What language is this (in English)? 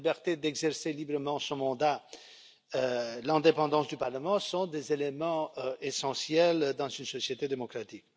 French